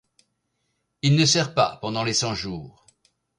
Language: French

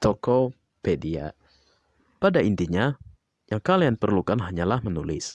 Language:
Indonesian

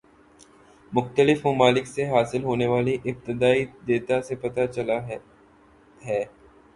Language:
Urdu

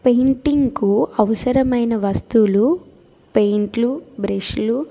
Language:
Telugu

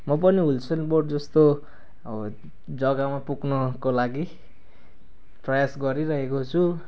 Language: Nepali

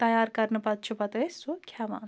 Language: Kashmiri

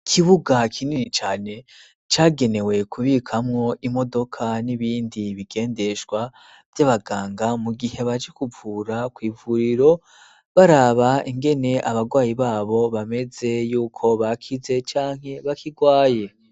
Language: Rundi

